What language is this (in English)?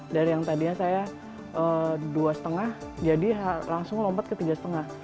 Indonesian